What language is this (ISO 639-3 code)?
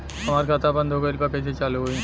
bho